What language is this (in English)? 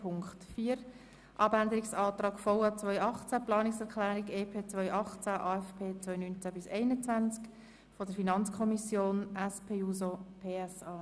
Swiss German